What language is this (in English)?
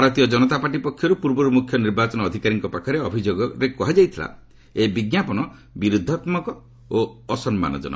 Odia